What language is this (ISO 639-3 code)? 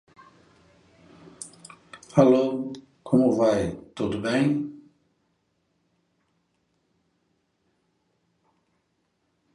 por